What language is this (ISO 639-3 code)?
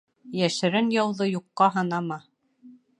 bak